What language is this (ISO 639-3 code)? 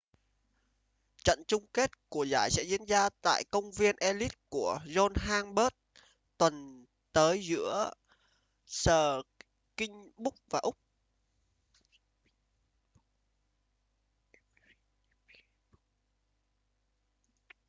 vie